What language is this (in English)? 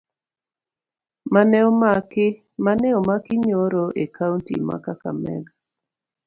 Luo (Kenya and Tanzania)